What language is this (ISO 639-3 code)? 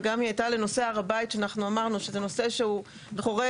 heb